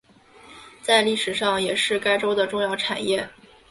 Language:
Chinese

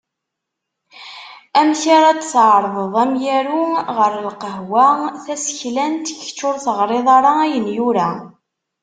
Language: Kabyle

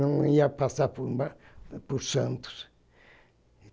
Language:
Portuguese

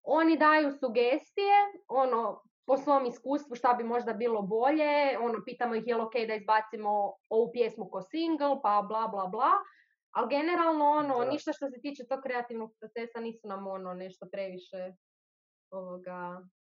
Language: Croatian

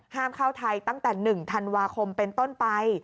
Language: Thai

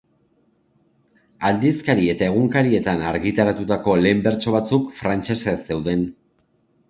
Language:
Basque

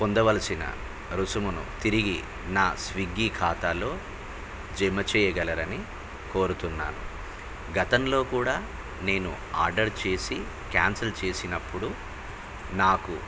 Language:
Telugu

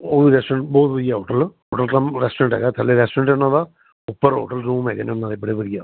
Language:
Punjabi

